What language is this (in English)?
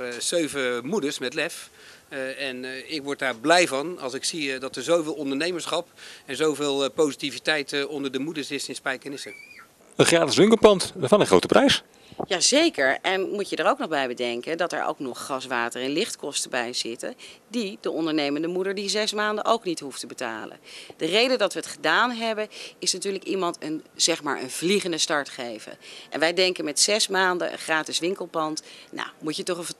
Dutch